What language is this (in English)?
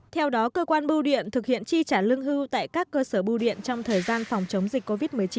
Vietnamese